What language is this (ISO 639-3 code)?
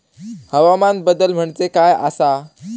mar